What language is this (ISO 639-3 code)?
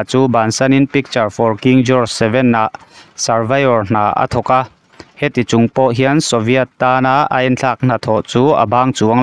tha